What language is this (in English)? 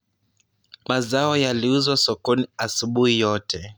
Luo (Kenya and Tanzania)